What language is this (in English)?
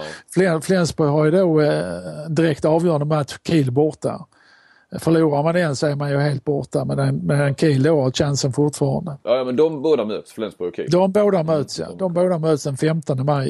Swedish